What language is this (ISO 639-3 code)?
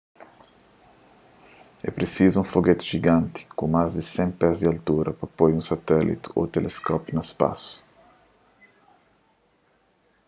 kea